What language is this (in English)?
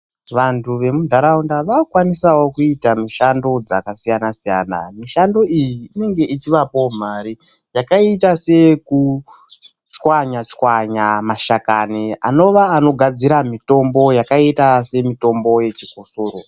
Ndau